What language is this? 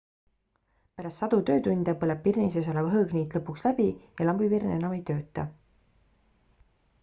Estonian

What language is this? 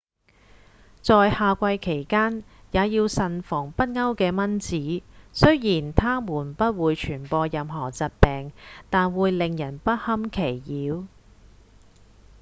Cantonese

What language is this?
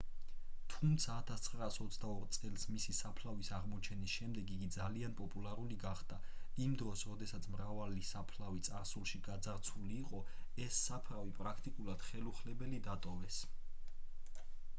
Georgian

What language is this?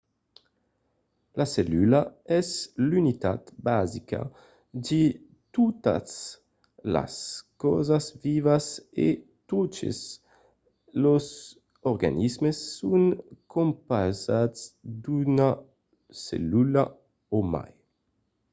Occitan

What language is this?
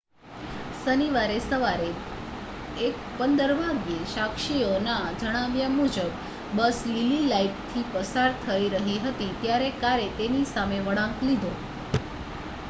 Gujarati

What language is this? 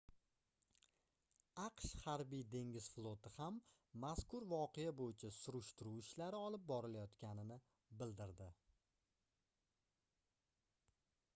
Uzbek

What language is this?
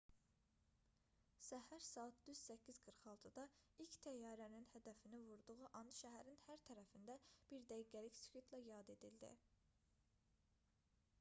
Azerbaijani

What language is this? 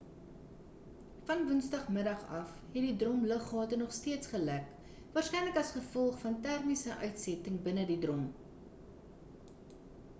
Afrikaans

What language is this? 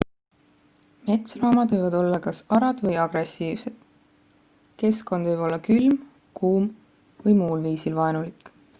Estonian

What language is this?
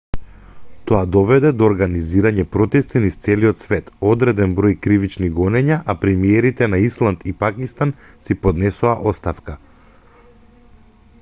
Macedonian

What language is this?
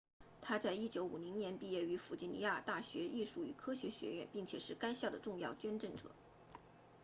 Chinese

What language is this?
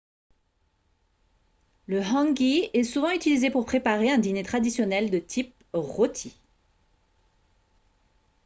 French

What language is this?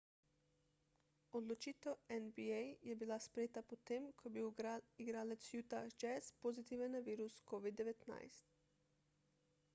Slovenian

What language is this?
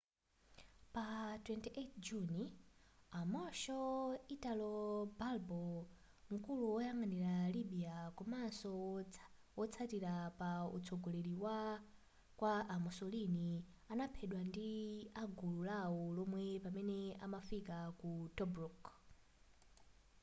Nyanja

